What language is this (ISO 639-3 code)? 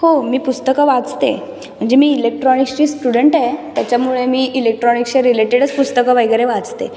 mar